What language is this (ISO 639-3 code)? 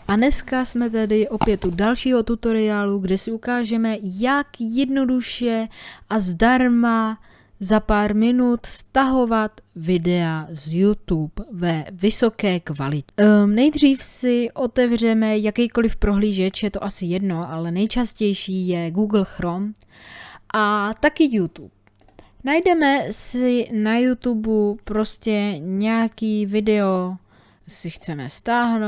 ces